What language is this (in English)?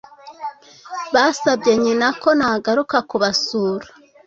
Kinyarwanda